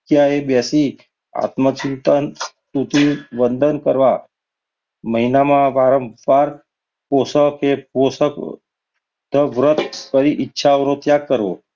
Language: Gujarati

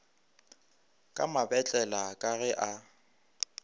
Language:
Northern Sotho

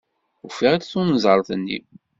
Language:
Kabyle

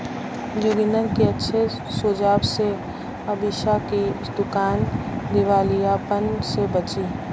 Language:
Hindi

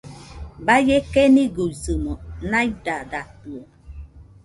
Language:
Nüpode Huitoto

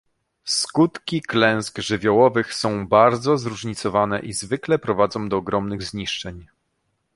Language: Polish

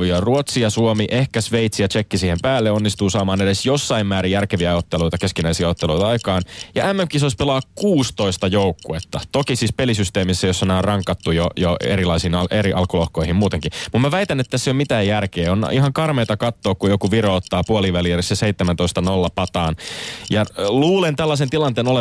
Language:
Finnish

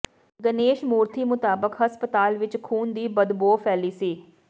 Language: Punjabi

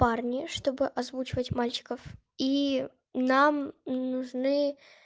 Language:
Russian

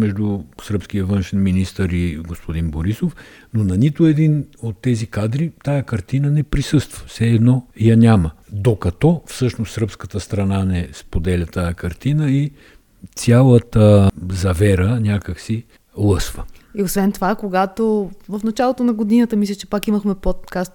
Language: Bulgarian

